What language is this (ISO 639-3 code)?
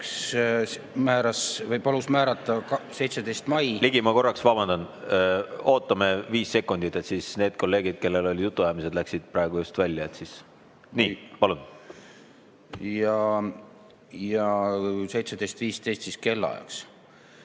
est